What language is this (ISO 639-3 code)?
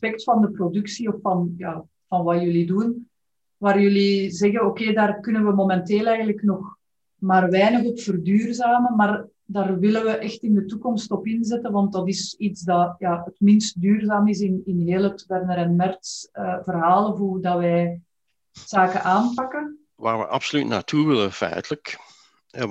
nld